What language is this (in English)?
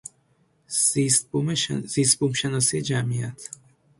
Persian